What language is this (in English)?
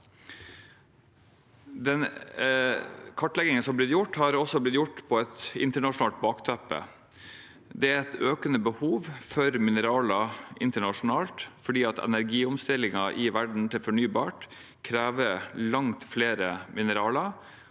Norwegian